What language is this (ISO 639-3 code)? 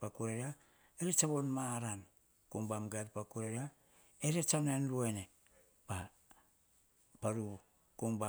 hah